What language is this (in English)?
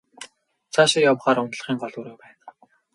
Mongolian